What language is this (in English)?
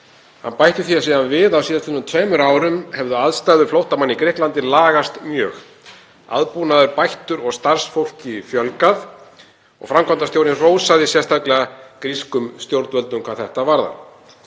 Icelandic